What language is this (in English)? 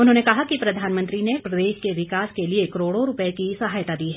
Hindi